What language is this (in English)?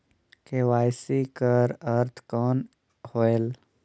Chhattisgarhi